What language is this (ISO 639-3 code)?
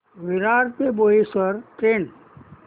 mar